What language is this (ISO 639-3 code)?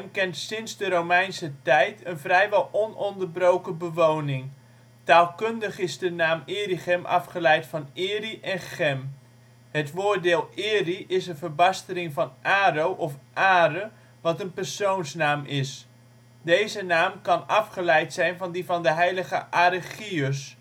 nld